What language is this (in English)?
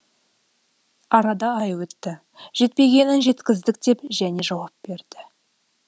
Kazakh